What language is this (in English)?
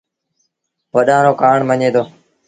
Sindhi Bhil